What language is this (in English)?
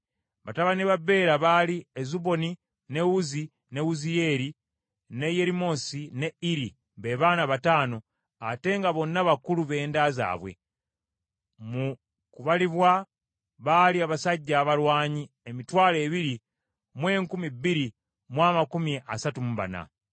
Ganda